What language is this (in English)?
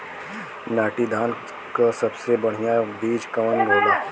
Bhojpuri